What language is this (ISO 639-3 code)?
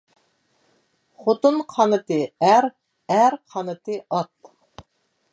uig